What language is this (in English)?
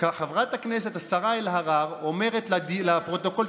Hebrew